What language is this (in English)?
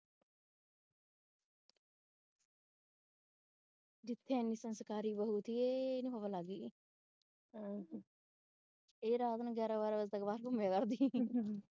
Punjabi